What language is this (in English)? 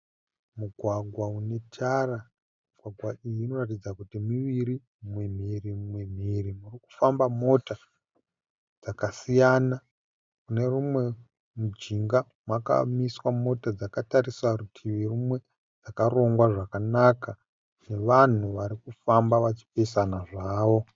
Shona